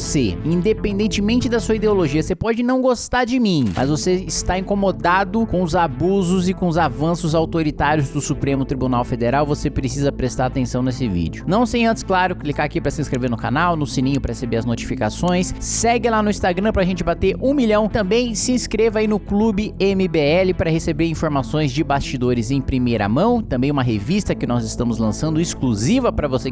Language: Portuguese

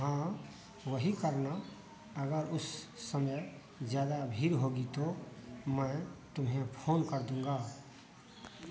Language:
Hindi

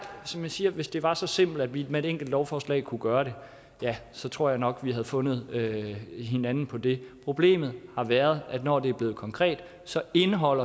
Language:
Danish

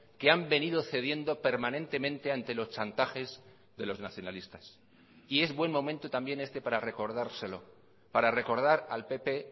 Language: Spanish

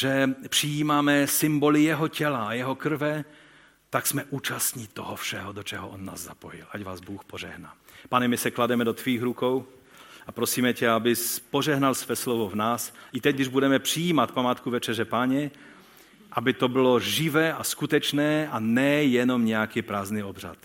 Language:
Czech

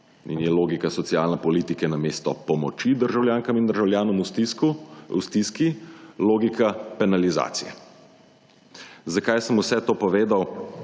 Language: Slovenian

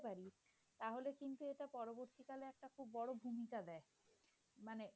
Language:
Bangla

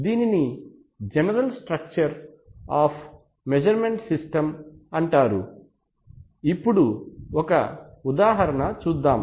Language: Telugu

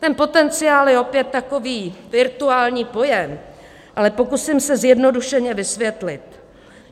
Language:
Czech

